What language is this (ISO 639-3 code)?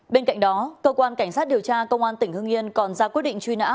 vie